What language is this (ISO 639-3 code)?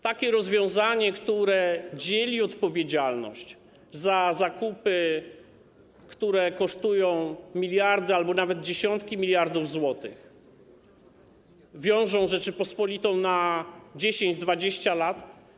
pol